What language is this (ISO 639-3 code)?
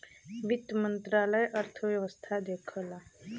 bho